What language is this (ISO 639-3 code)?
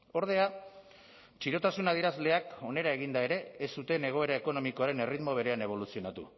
eus